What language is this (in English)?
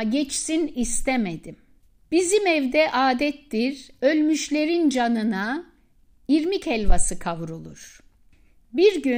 Turkish